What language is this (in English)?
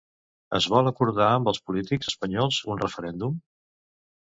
Catalan